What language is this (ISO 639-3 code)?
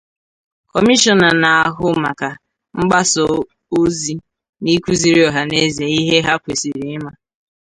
ibo